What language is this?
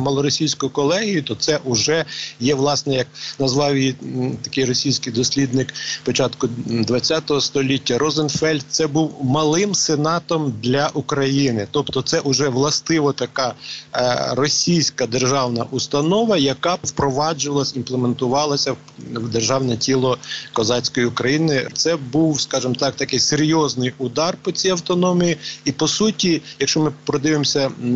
Ukrainian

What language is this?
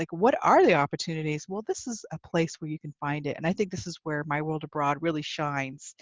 English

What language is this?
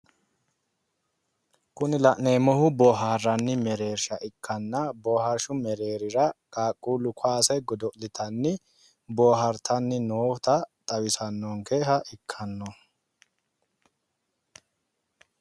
Sidamo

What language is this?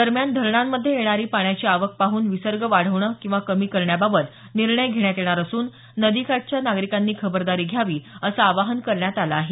Marathi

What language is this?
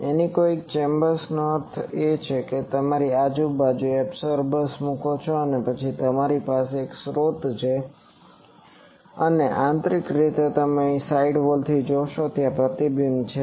Gujarati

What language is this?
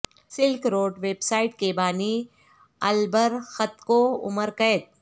Urdu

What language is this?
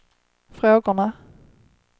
Swedish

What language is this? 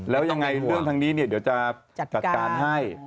Thai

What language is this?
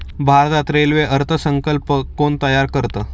Marathi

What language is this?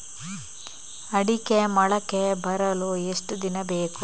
Kannada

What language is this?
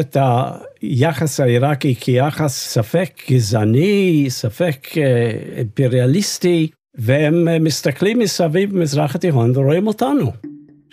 Hebrew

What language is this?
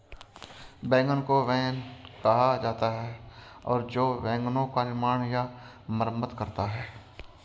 Hindi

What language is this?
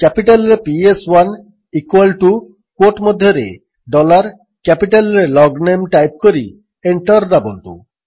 Odia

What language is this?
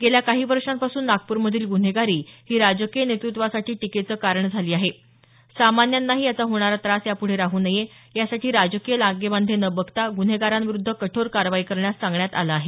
Marathi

